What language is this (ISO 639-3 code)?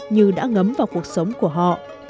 vie